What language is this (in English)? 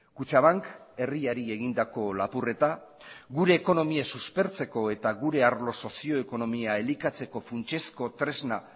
Basque